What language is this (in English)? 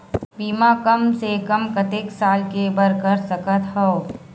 Chhattisgarhi